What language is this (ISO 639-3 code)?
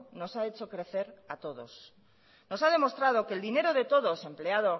spa